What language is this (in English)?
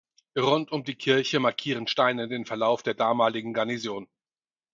German